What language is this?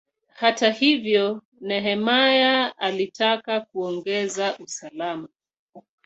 Swahili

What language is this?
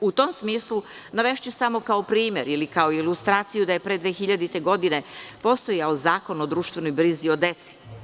Serbian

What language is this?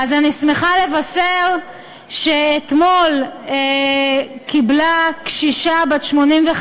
Hebrew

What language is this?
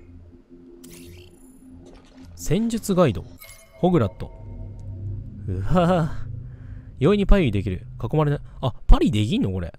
Japanese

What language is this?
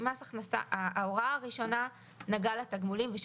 Hebrew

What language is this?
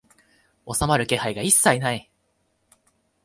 Japanese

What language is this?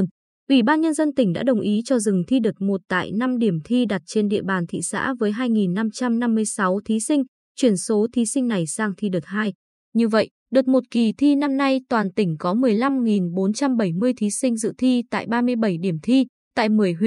Vietnamese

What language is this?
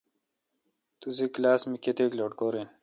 Kalkoti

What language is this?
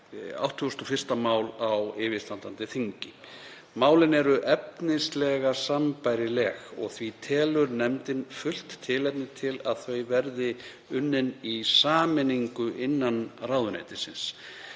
Icelandic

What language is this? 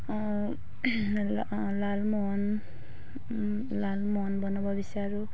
Assamese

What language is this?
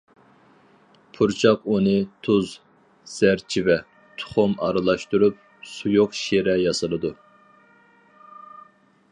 Uyghur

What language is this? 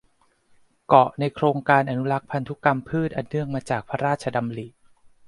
Thai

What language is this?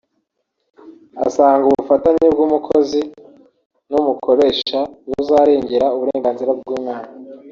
Kinyarwanda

